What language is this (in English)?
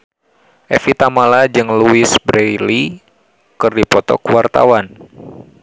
Sundanese